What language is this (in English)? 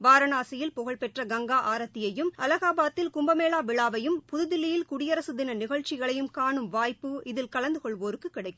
Tamil